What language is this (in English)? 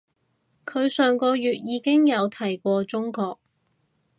Cantonese